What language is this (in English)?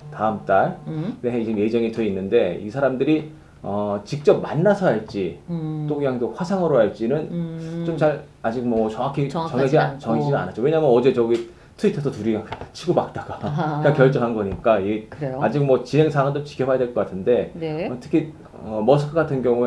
Korean